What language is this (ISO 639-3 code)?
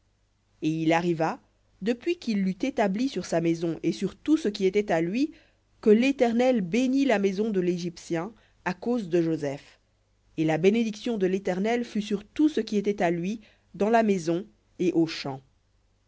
fra